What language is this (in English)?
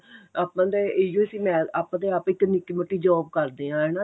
Punjabi